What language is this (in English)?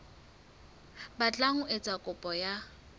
Southern Sotho